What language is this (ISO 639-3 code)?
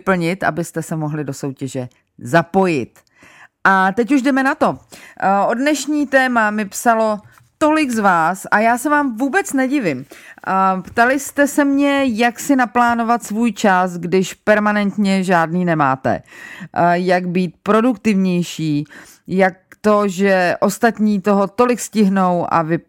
ces